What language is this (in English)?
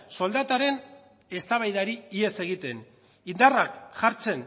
Basque